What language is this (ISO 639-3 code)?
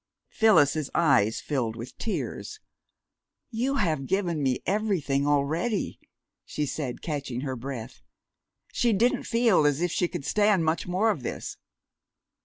eng